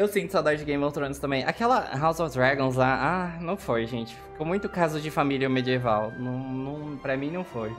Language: Portuguese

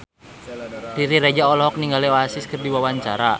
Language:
Sundanese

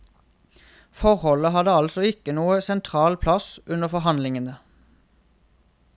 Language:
Norwegian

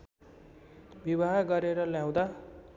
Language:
Nepali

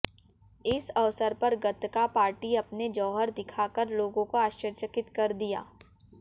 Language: Hindi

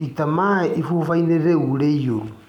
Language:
Kikuyu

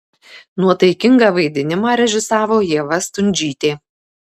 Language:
Lithuanian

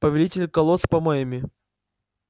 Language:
Russian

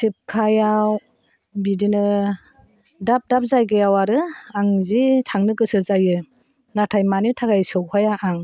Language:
Bodo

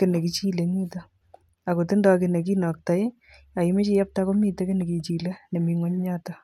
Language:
Kalenjin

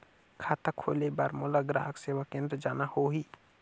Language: Chhattisgarhi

